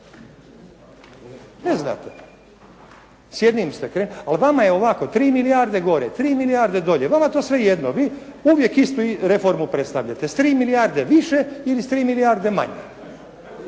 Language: Croatian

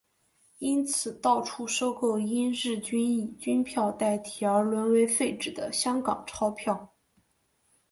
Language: Chinese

